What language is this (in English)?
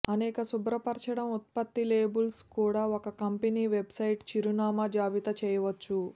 Telugu